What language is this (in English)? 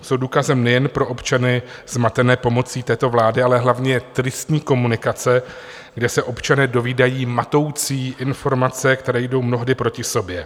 Czech